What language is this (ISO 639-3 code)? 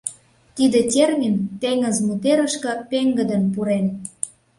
chm